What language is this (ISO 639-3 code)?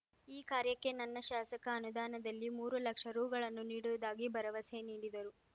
kan